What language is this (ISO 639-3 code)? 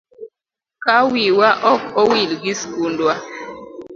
luo